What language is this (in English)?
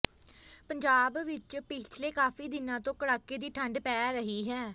Punjabi